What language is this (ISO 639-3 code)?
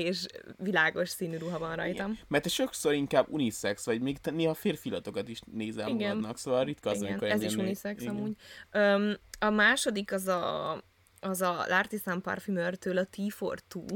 hun